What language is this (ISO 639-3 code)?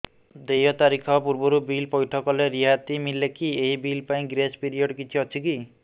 ori